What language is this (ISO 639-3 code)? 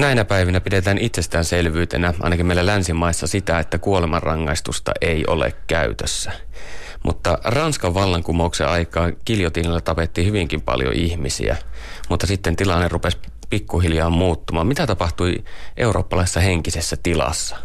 fin